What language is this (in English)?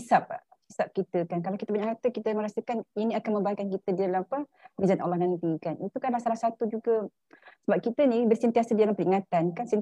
Malay